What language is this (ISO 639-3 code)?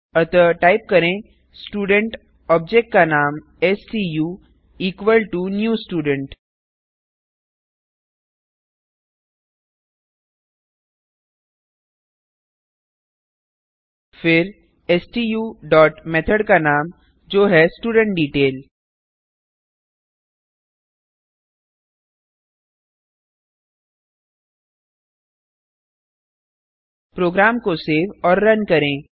hin